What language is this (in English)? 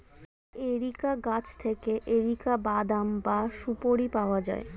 Bangla